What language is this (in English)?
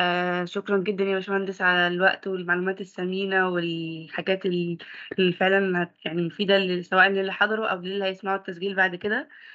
Arabic